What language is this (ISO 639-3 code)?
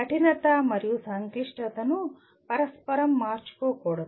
tel